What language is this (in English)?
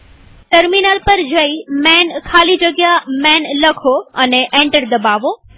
Gujarati